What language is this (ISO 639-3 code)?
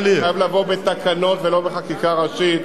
heb